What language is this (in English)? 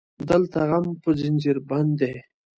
Pashto